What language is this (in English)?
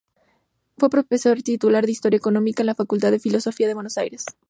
Spanish